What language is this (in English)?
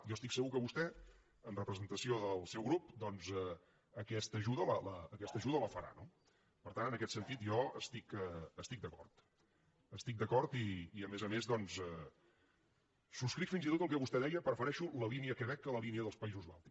Catalan